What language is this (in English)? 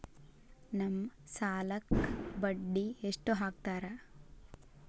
Kannada